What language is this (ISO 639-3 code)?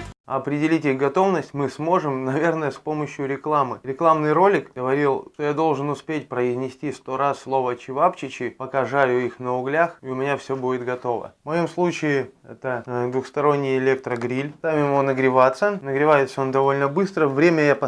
rus